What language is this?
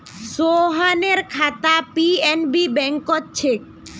Magahi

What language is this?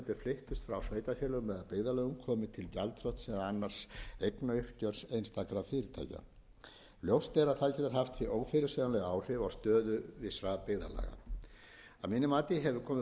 Icelandic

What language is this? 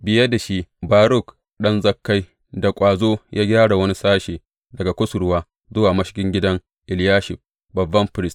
Hausa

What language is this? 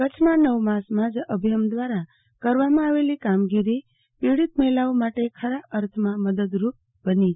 Gujarati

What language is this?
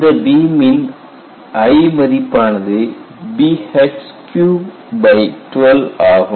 Tamil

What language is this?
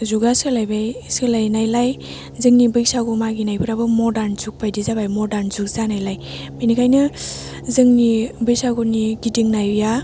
Bodo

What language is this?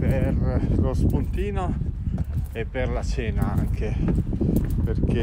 Italian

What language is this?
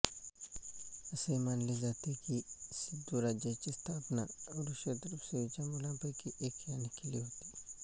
Marathi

